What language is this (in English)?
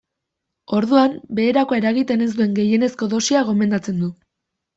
Basque